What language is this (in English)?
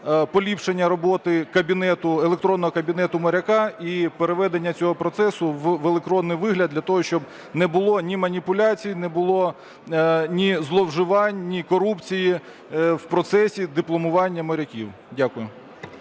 Ukrainian